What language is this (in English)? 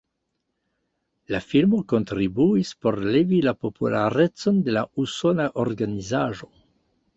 Esperanto